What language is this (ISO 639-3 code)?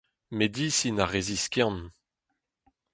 bre